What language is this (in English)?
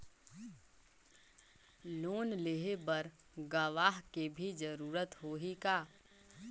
Chhattisgarhi